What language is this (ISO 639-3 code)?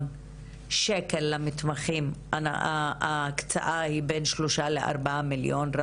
heb